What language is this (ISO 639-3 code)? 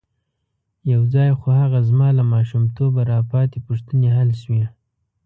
pus